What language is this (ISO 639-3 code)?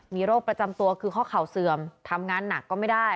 tha